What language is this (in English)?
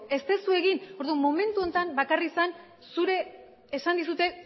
Basque